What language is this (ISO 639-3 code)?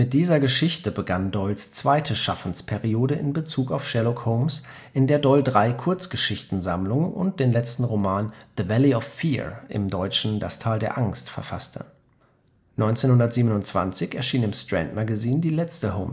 deu